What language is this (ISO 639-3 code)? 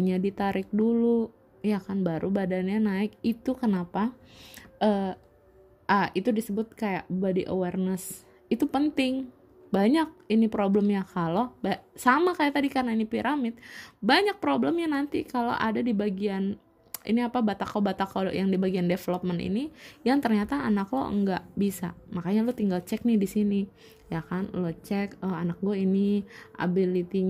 ind